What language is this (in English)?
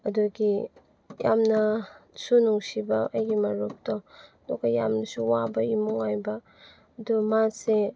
Manipuri